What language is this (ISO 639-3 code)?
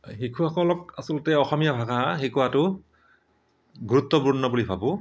asm